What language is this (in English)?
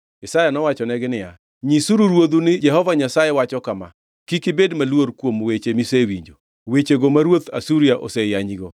Luo (Kenya and Tanzania)